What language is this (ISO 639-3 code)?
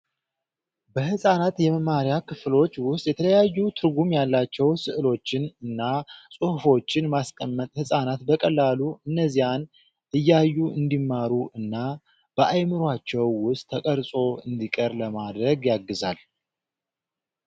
amh